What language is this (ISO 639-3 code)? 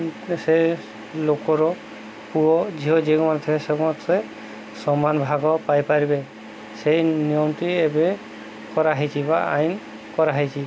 ori